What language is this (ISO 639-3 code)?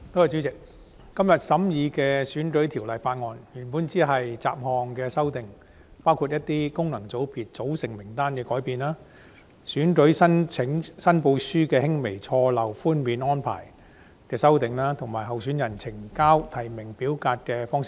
yue